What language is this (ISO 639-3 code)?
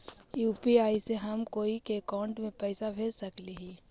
mag